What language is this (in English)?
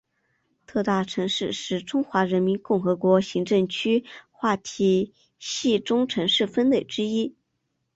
Chinese